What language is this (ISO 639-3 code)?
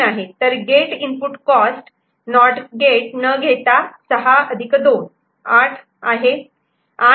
mar